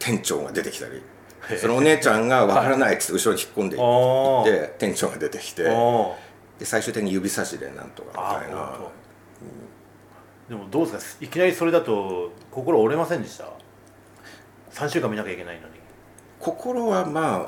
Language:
Japanese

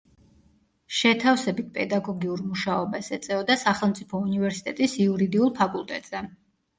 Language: Georgian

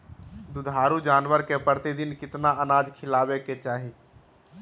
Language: Magahi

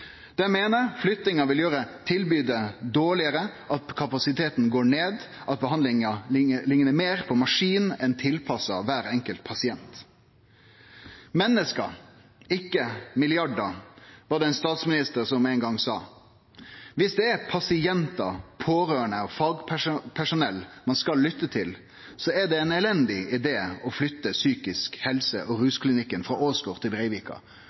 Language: Norwegian Nynorsk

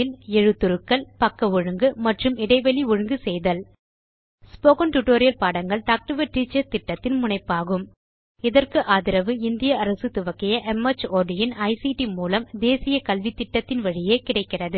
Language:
Tamil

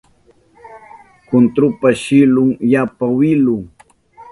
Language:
Southern Pastaza Quechua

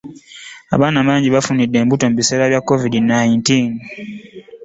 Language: Ganda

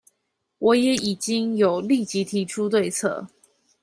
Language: Chinese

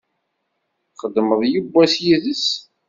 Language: Kabyle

